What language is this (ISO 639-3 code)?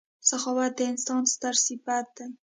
pus